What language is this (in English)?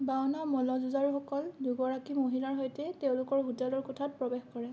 Assamese